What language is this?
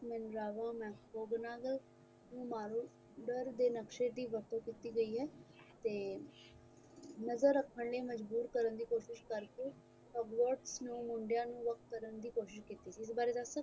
Punjabi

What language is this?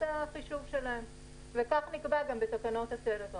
Hebrew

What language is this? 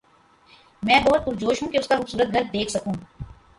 Urdu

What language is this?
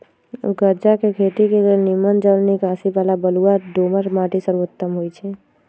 Magahi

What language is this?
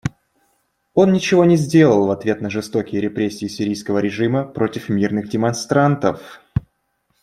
Russian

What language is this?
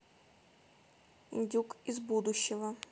Russian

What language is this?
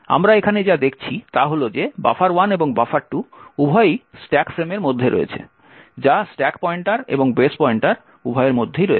Bangla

